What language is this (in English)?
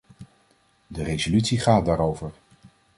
Dutch